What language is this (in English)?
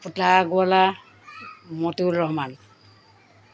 Assamese